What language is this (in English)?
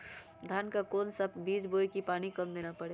Magahi